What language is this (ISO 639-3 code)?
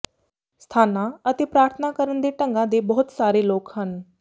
pan